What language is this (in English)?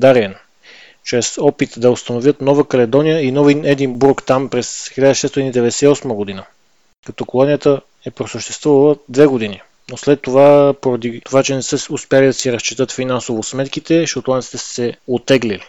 Bulgarian